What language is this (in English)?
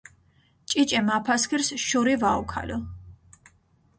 Mingrelian